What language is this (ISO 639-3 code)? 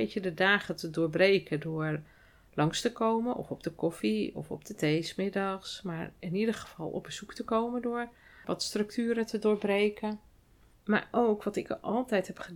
nld